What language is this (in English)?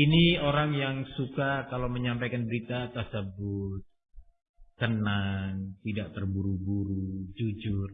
Indonesian